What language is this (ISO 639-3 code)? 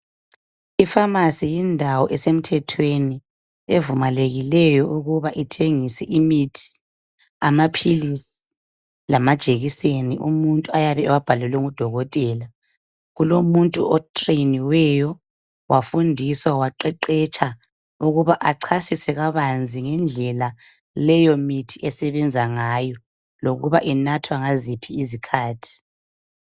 nde